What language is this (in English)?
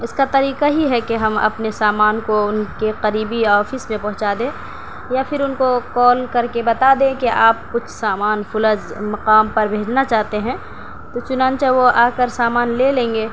Urdu